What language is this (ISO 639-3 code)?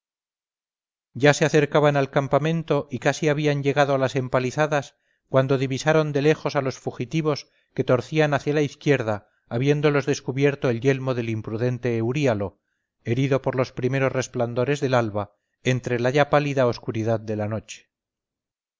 spa